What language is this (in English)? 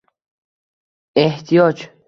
Uzbek